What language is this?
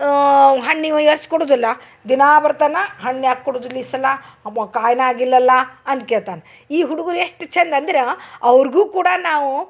Kannada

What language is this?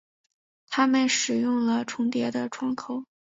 Chinese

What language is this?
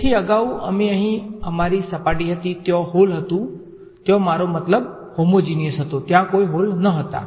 Gujarati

